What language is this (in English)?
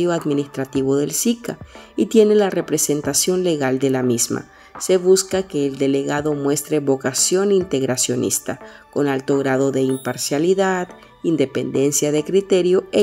Spanish